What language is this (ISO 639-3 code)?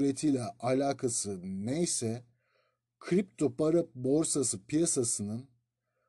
tur